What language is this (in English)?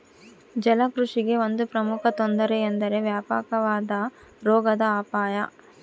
Kannada